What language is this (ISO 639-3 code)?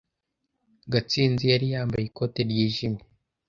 kin